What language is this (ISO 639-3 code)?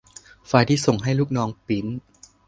tha